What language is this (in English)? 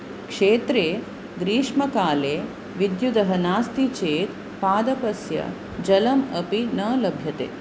Sanskrit